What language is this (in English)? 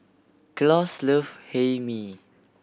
English